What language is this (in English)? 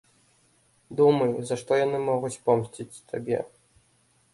Belarusian